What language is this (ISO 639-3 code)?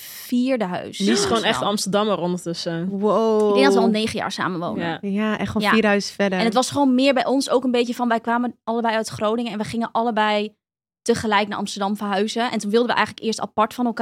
nld